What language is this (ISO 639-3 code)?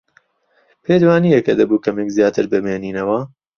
ckb